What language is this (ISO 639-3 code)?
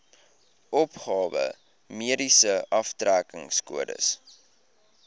afr